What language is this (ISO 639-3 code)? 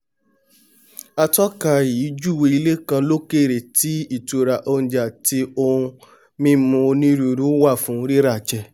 yor